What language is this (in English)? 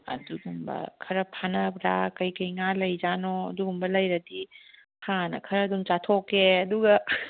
Manipuri